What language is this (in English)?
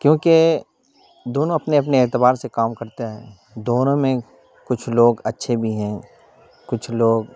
Urdu